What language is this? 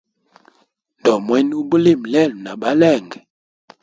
Hemba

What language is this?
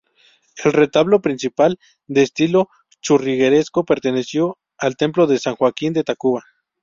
Spanish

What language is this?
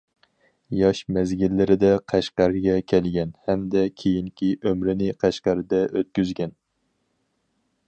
Uyghur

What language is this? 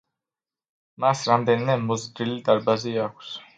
Georgian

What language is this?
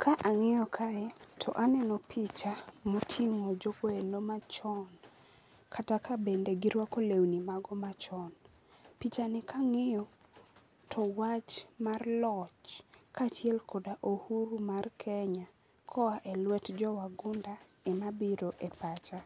Luo (Kenya and Tanzania)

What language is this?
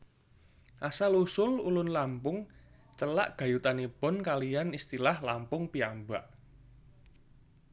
Javanese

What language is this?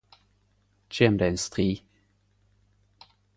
Norwegian Nynorsk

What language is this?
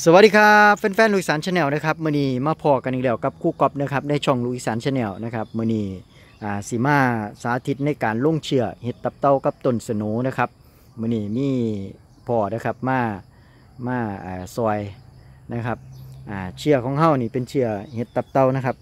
Thai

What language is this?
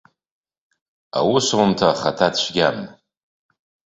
Abkhazian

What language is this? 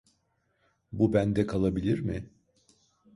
Turkish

